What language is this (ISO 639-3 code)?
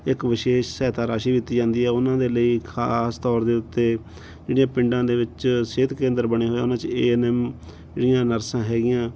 pan